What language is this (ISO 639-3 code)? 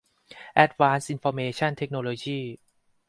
tha